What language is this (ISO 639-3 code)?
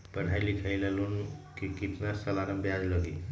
mag